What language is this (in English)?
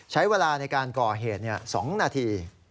Thai